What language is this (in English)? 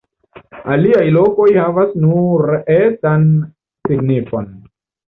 Esperanto